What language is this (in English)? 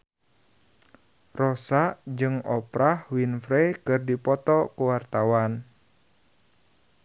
Sundanese